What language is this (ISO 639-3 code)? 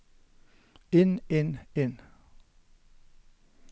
nor